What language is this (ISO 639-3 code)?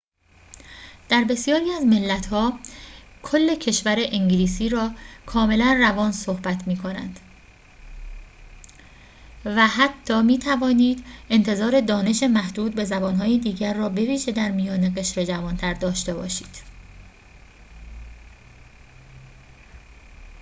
fas